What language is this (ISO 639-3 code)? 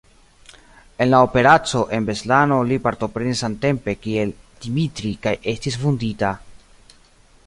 epo